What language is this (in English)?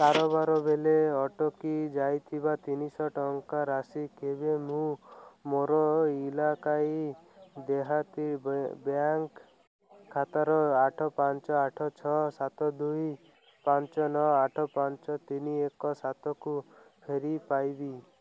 Odia